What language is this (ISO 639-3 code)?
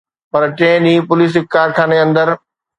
snd